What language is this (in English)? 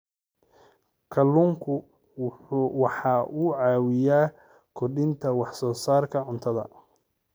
Somali